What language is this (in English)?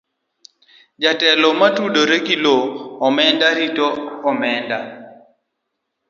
Luo (Kenya and Tanzania)